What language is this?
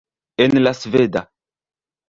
Esperanto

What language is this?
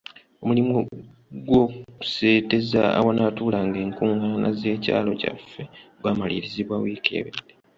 Ganda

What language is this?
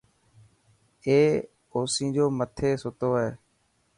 Dhatki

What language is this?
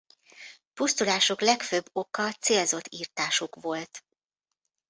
Hungarian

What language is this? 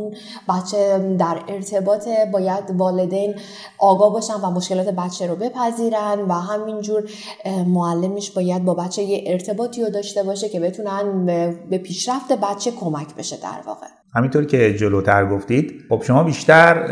Persian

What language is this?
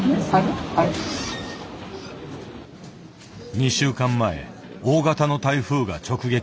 Japanese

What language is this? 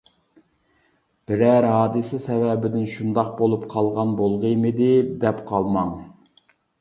Uyghur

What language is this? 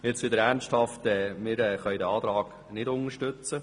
Swiss German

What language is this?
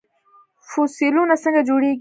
Pashto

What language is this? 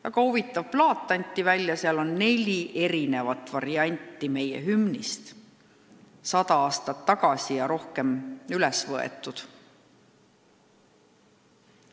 Estonian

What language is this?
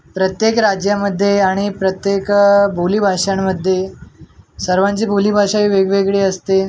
Marathi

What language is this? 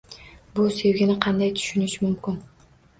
Uzbek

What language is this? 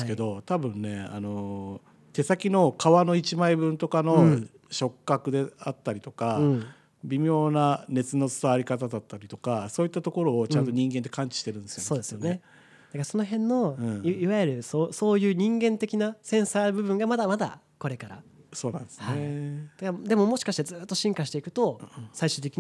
Japanese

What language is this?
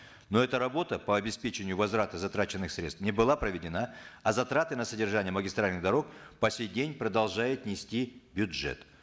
Kazakh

